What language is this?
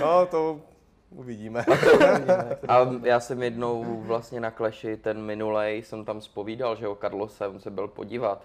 Czech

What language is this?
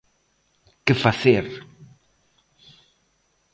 Galician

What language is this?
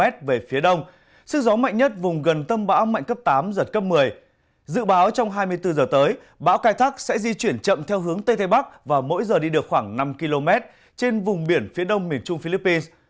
Vietnamese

